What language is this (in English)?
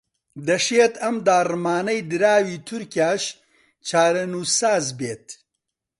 Central Kurdish